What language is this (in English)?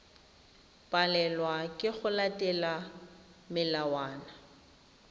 Tswana